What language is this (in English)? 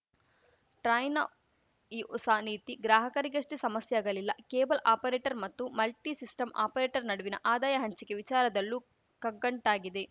Kannada